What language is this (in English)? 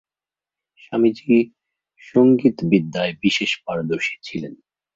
Bangla